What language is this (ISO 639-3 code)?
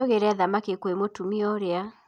kik